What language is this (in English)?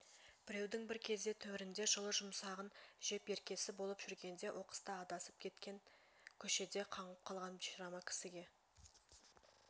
Kazakh